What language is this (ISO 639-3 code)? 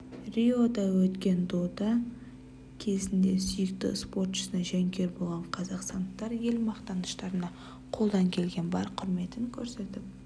kaz